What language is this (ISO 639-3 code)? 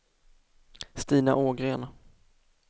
swe